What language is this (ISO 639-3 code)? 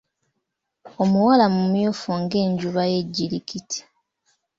lug